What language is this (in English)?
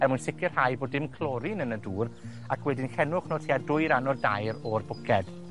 Welsh